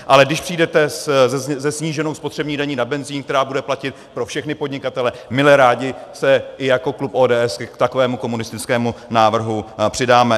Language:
Czech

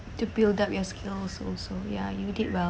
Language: English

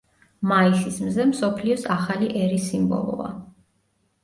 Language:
Georgian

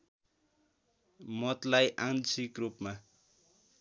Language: Nepali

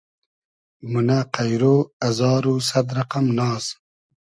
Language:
Hazaragi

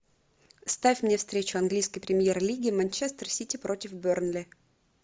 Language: Russian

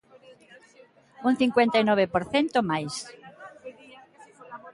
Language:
Galician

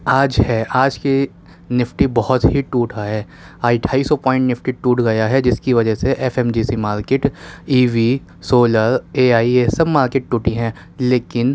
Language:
Urdu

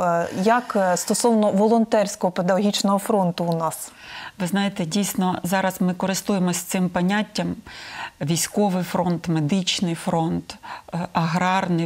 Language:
Ukrainian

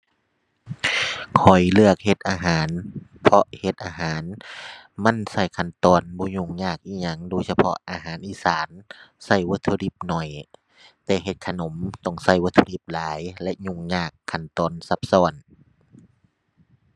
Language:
Thai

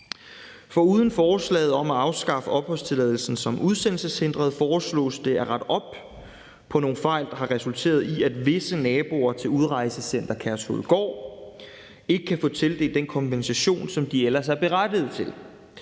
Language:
Danish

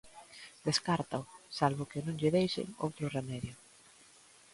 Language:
Galician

